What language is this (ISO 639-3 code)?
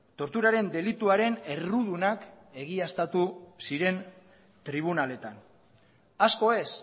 eus